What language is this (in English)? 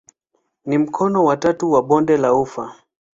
Swahili